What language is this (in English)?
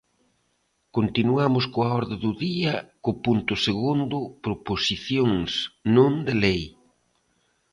Galician